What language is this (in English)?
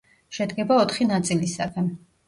Georgian